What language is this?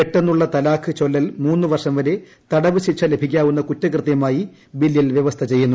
Malayalam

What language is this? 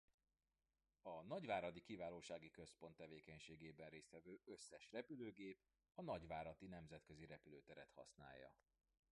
Hungarian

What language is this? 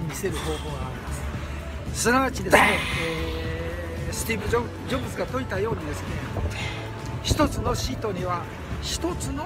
Japanese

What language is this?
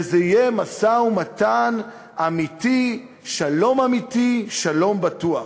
Hebrew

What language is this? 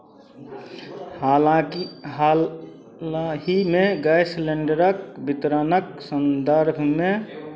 Maithili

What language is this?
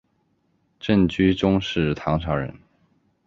Chinese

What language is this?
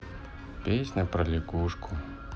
Russian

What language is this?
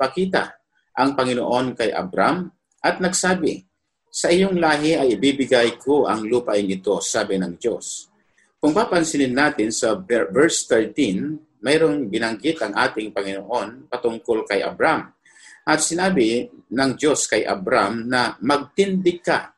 Filipino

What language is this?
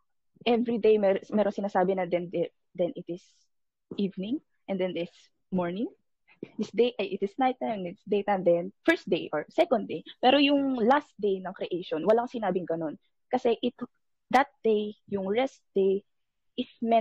Filipino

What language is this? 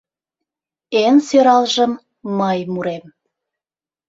Mari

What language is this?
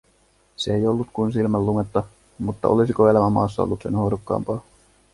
Finnish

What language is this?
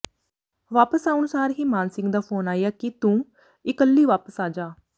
Punjabi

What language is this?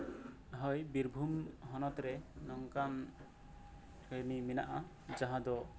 Santali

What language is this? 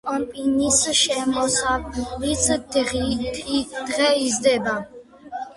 Georgian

